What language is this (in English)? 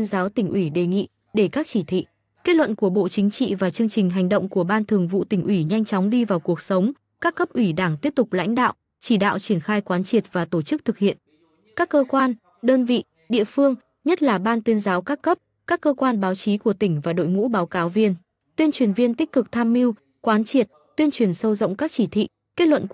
Vietnamese